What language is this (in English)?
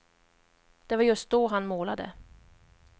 Swedish